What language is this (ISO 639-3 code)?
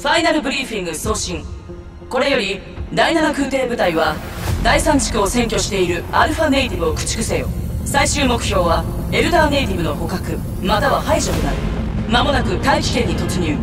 jpn